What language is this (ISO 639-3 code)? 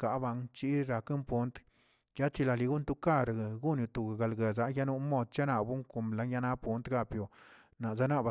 zts